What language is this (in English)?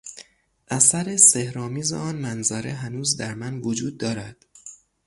Persian